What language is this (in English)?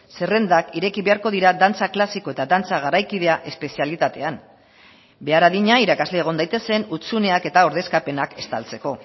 Basque